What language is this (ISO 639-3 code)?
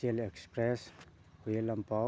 mni